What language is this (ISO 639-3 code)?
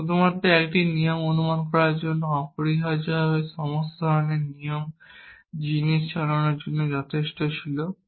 ben